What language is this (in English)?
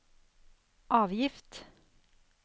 Norwegian